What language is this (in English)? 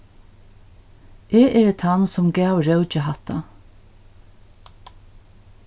Faroese